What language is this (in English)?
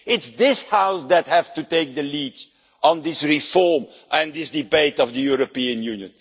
English